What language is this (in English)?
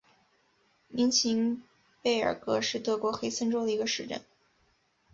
Chinese